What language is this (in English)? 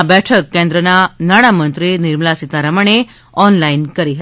Gujarati